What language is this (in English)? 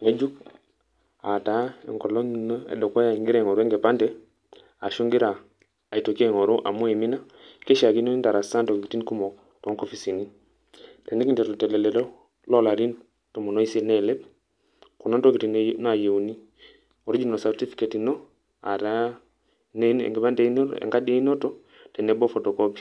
Masai